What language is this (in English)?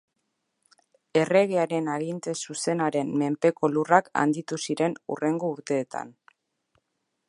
Basque